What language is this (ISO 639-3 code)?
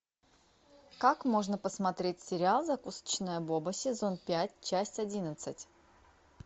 rus